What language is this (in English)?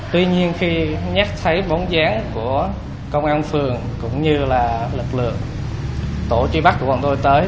Vietnamese